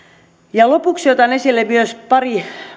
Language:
Finnish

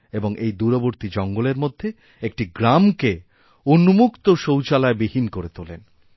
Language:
Bangla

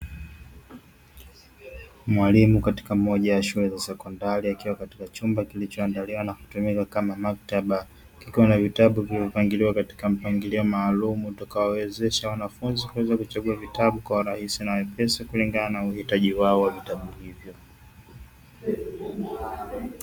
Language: Swahili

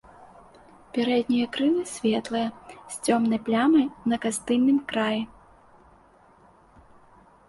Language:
Belarusian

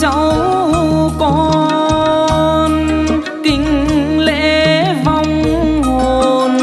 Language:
Vietnamese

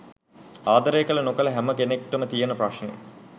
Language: Sinhala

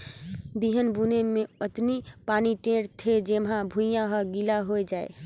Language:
Chhattisgarhi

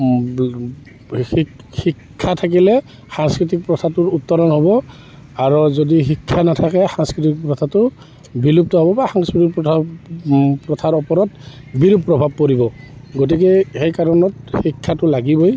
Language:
Assamese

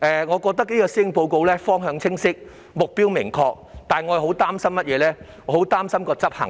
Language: Cantonese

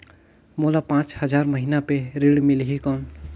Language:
Chhattisgarhi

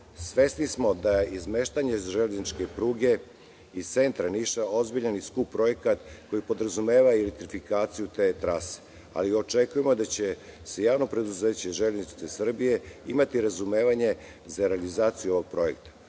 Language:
Serbian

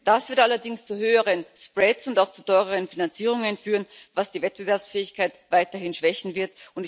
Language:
German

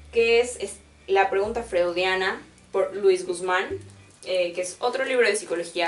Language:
Spanish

